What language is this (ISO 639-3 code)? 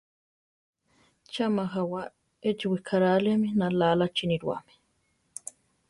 tar